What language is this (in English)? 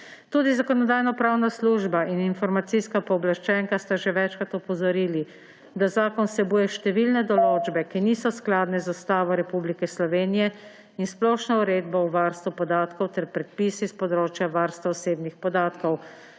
Slovenian